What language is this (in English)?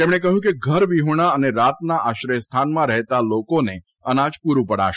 Gujarati